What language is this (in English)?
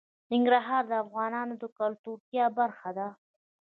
Pashto